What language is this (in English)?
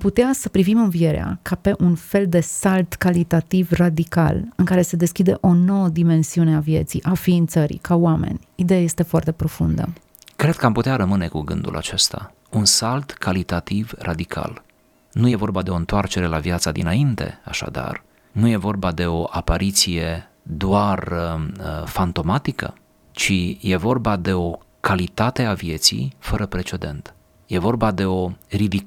Romanian